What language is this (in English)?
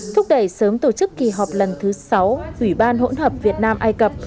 Vietnamese